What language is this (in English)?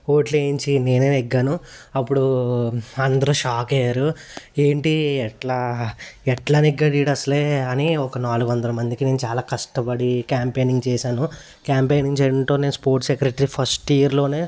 Telugu